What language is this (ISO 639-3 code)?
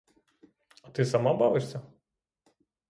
ukr